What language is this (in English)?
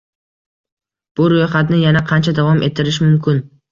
Uzbek